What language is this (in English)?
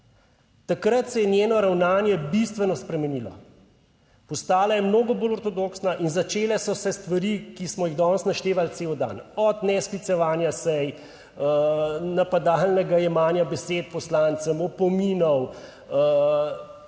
Slovenian